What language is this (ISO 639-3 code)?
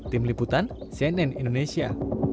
ind